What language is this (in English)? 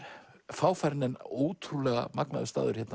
Icelandic